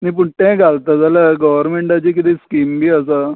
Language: Konkani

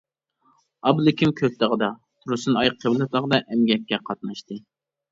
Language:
Uyghur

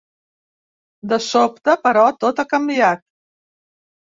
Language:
Catalan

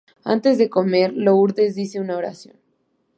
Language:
Spanish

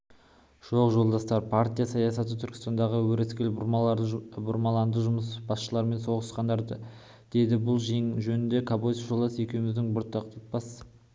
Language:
Kazakh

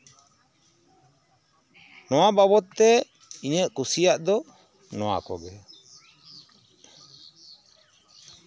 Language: Santali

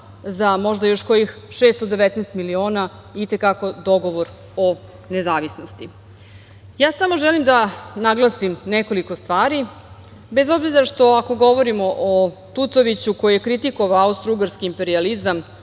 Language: Serbian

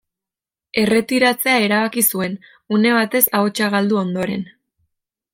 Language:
Basque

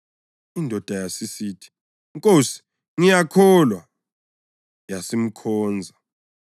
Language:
North Ndebele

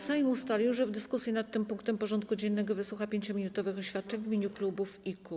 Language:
Polish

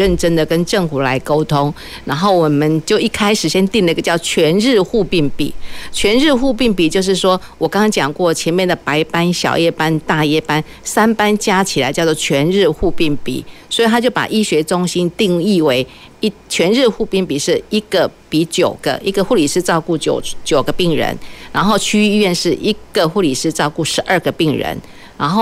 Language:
Chinese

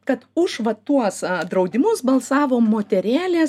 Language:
Lithuanian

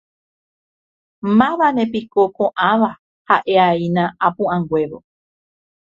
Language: Guarani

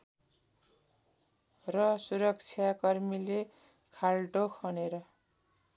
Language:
Nepali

